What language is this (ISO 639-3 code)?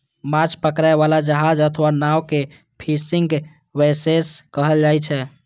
mai